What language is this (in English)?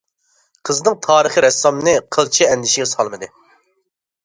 Uyghur